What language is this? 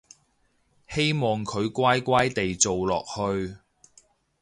Cantonese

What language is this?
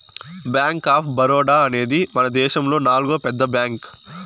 Telugu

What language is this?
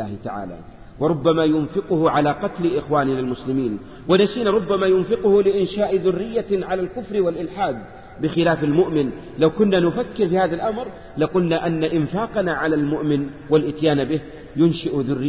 Arabic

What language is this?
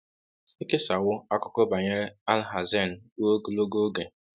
Igbo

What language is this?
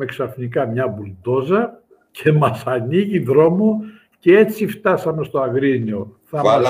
Greek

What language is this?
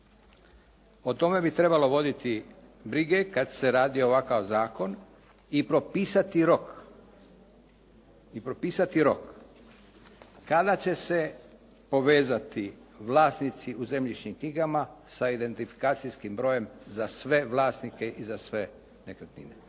Croatian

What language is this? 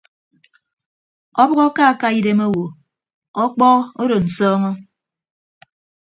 Ibibio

